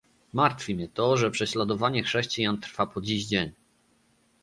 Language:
Polish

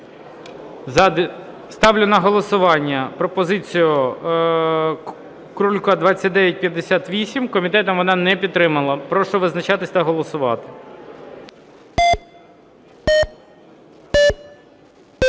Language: Ukrainian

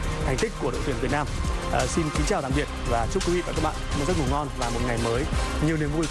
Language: Vietnamese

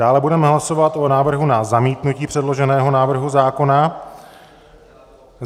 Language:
Czech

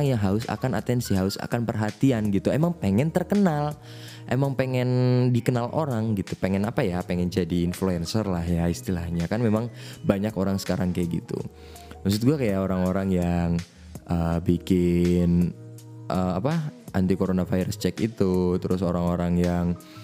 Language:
Indonesian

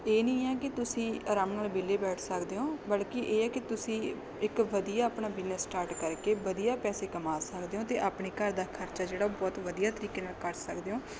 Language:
Punjabi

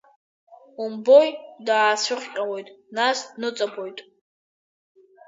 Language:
Abkhazian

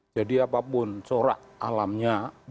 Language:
Indonesian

